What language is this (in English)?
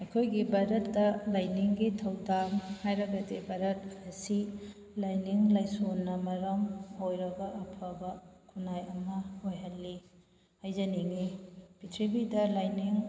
Manipuri